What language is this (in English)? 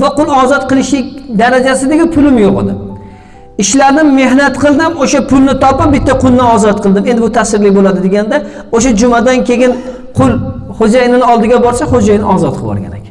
Turkish